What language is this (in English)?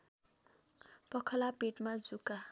Nepali